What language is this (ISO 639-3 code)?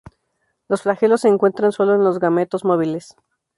spa